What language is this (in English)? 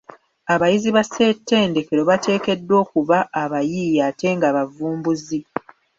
Ganda